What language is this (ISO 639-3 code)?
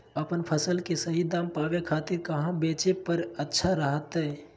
mag